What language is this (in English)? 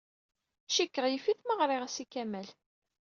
Kabyle